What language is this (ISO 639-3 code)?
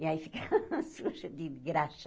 por